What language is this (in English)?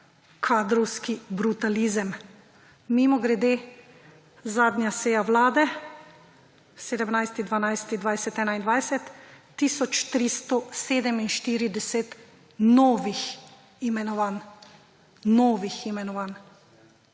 Slovenian